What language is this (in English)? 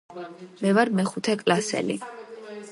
Georgian